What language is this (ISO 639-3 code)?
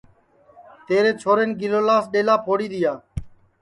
ssi